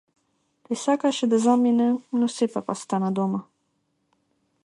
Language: Macedonian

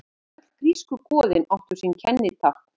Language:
Icelandic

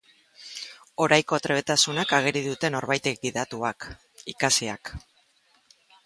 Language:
Basque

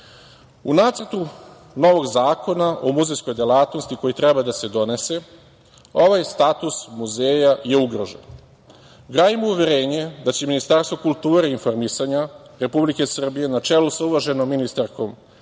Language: Serbian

